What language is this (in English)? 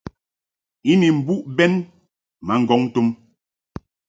Mungaka